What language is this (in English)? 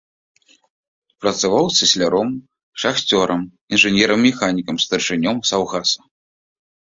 Belarusian